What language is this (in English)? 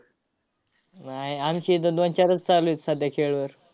Marathi